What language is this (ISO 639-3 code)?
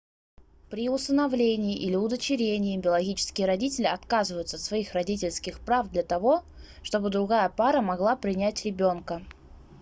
rus